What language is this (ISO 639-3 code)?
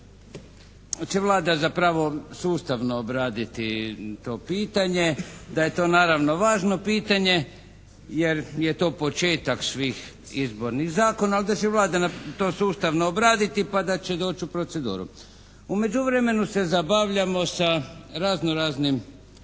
hrv